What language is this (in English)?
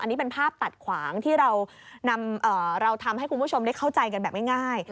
Thai